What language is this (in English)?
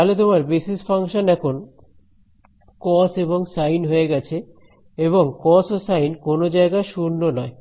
Bangla